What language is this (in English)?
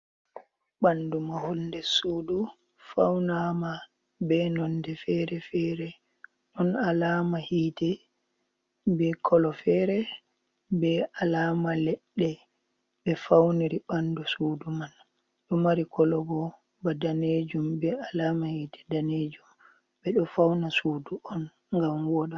Fula